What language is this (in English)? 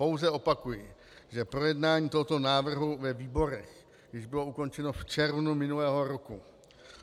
Czech